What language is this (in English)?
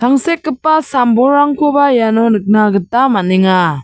Garo